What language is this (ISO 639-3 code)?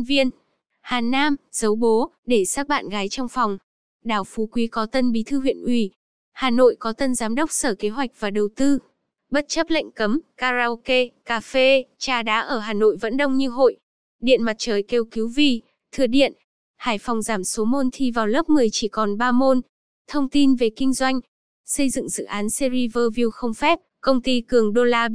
vie